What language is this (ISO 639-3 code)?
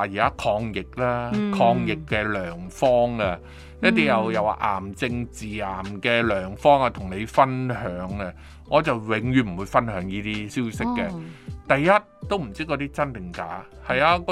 zho